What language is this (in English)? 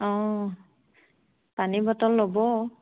Assamese